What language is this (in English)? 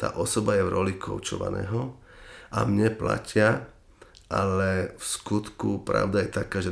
Slovak